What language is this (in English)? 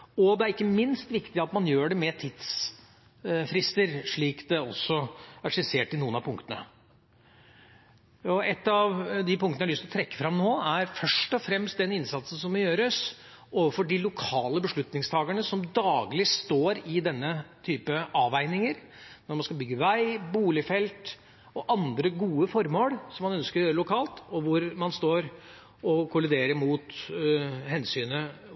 Norwegian Bokmål